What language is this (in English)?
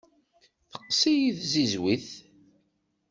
Kabyle